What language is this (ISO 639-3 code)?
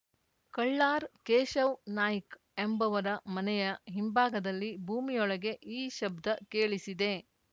kan